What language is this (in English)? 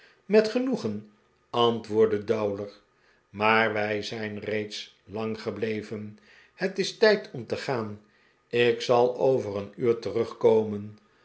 Dutch